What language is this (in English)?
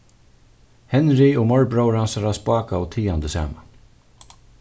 Faroese